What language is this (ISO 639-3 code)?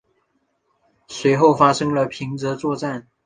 zho